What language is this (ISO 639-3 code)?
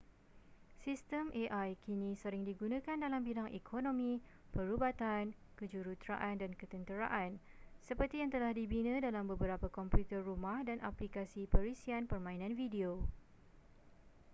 msa